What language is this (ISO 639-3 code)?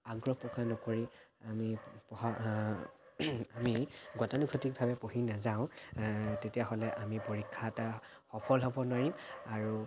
asm